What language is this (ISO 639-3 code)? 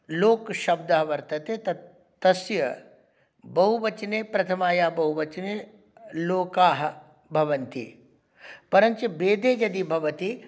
san